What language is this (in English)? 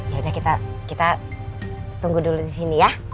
Indonesian